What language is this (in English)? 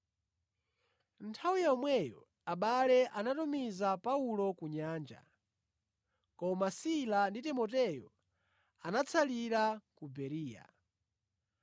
Nyanja